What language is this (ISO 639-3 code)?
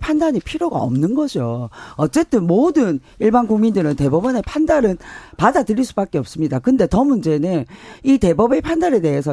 kor